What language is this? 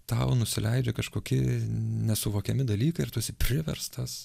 Lithuanian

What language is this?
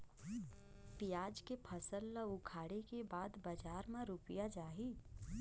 Chhattisgarhi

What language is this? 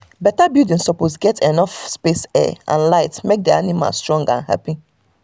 Nigerian Pidgin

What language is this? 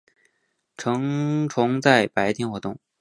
Chinese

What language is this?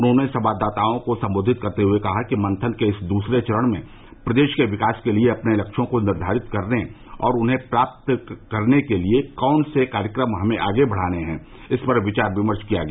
Hindi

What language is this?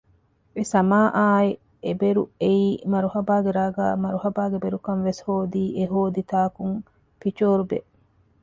Divehi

